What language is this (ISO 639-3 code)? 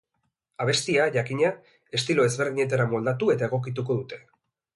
eus